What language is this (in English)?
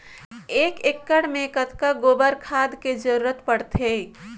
Chhattisgarhi